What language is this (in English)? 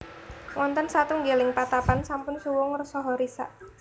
Javanese